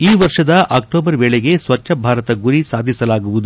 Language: Kannada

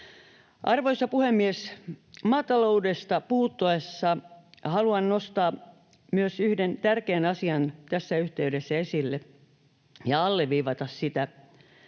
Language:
Finnish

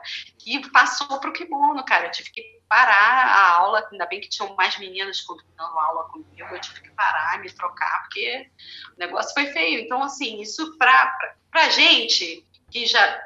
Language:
Portuguese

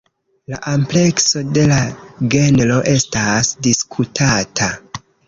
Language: Esperanto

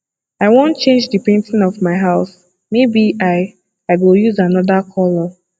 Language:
Nigerian Pidgin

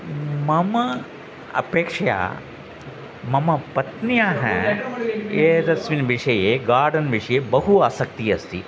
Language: Sanskrit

